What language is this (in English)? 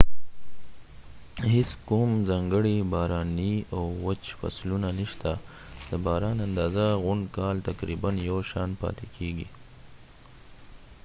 Pashto